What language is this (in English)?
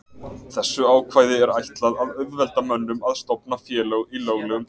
Icelandic